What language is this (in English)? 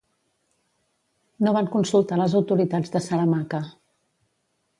Catalan